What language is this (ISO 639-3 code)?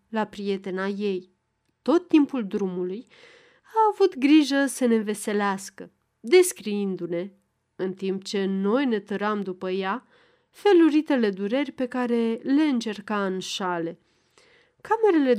ron